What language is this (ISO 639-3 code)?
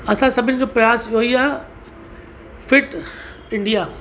snd